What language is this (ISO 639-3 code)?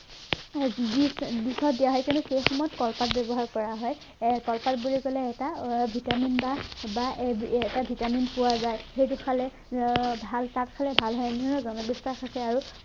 asm